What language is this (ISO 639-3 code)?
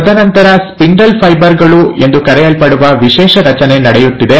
kan